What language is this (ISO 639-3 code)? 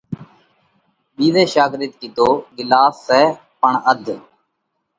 kvx